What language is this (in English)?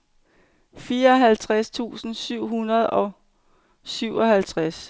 Danish